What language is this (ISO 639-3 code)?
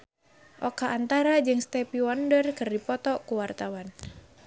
sun